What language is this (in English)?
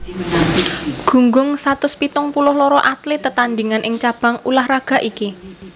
Javanese